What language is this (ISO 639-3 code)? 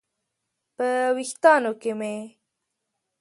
pus